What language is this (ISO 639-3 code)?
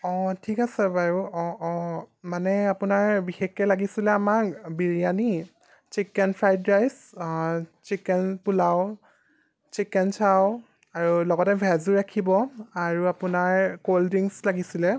asm